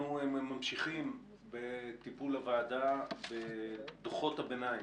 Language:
Hebrew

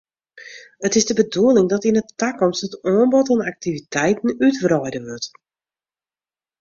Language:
Western Frisian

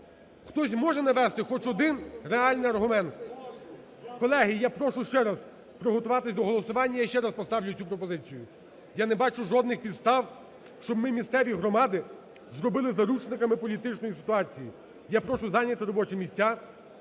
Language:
Ukrainian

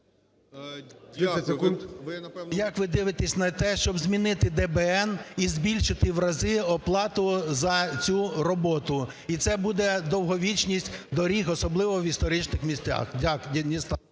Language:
Ukrainian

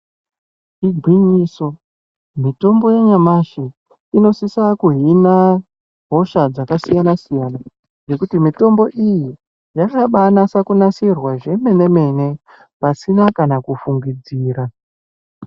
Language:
Ndau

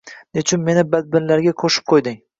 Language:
Uzbek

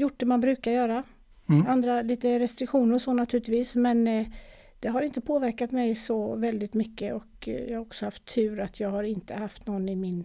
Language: Swedish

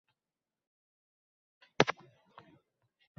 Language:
Uzbek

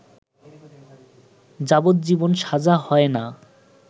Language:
Bangla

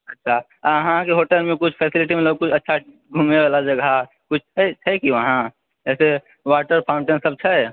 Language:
Maithili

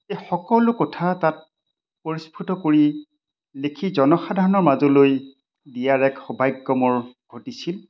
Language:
Assamese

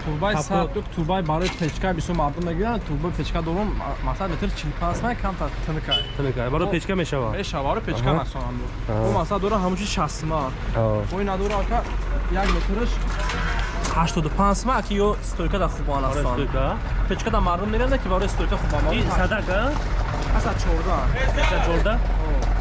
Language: Turkish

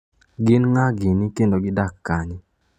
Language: Luo (Kenya and Tanzania)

